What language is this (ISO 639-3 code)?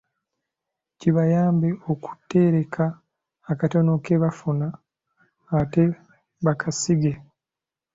lug